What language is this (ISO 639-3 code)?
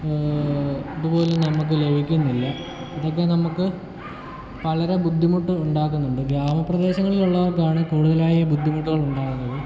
mal